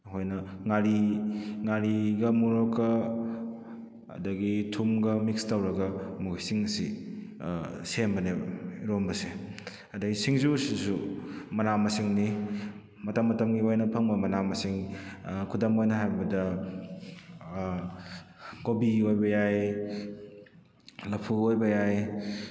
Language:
Manipuri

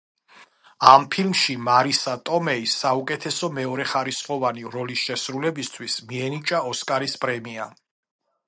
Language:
Georgian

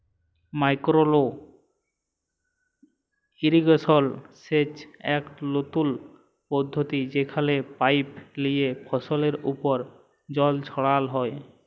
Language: Bangla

